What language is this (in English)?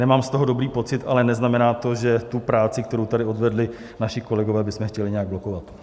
Czech